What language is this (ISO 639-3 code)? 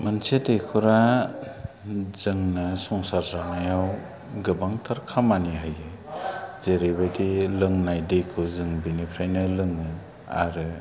brx